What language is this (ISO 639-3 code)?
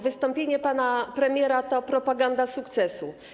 pol